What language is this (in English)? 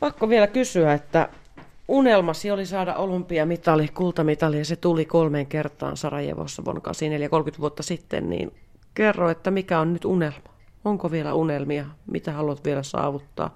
Finnish